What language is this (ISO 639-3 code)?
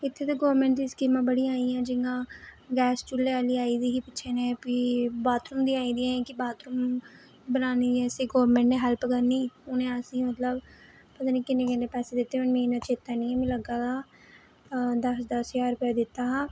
doi